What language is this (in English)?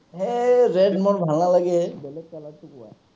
Assamese